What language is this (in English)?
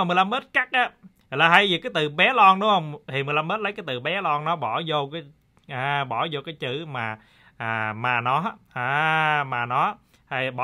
Vietnamese